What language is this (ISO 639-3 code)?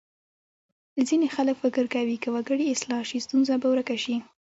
pus